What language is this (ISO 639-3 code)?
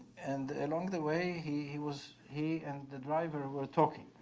eng